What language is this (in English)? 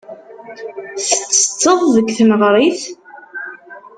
Kabyle